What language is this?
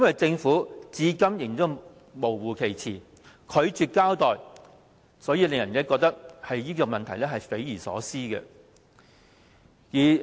Cantonese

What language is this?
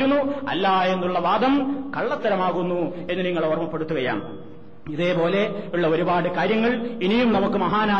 Malayalam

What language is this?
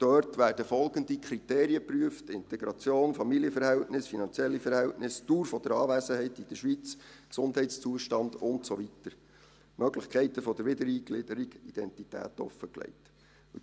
Swiss German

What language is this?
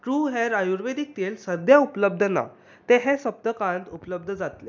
Konkani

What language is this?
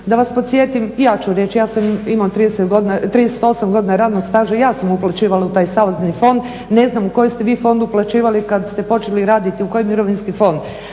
Croatian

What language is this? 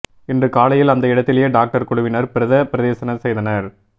Tamil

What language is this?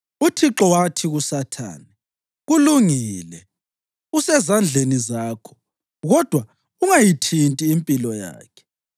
North Ndebele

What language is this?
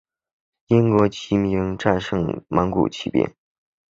Chinese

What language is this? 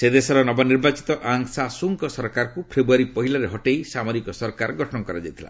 Odia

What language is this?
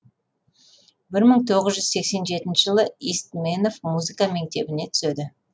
Kazakh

